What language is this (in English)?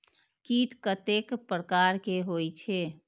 Maithili